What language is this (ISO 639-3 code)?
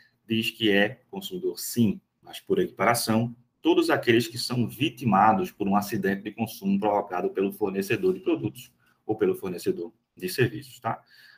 por